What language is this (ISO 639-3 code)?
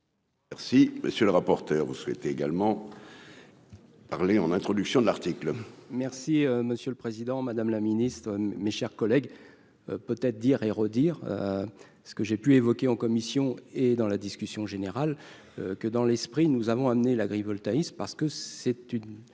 fra